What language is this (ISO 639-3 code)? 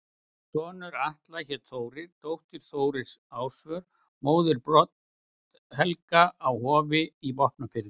isl